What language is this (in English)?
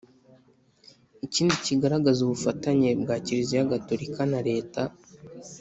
Kinyarwanda